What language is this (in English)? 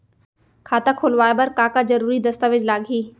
Chhattisgarhi